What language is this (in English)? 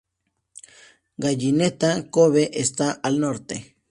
Spanish